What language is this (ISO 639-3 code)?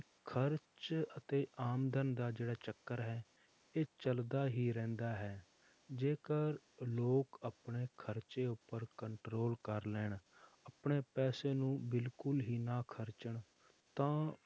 pan